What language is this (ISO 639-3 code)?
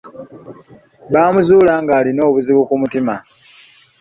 lug